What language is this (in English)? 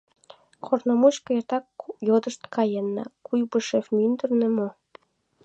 Mari